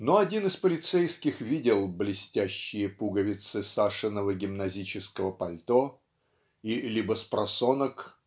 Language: Russian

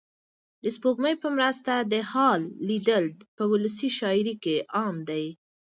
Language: Pashto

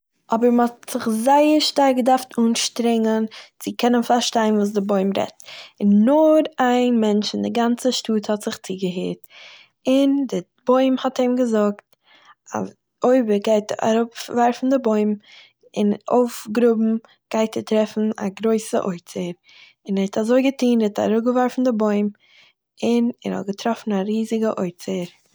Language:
Yiddish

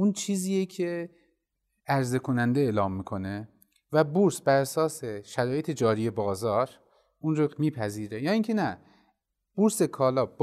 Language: Persian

